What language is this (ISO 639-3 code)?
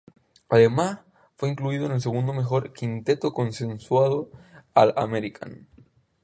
spa